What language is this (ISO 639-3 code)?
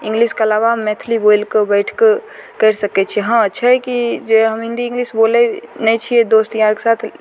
mai